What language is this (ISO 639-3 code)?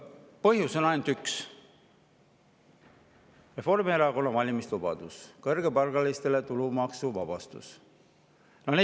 est